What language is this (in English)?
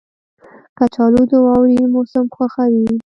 Pashto